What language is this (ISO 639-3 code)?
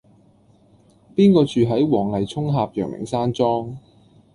yue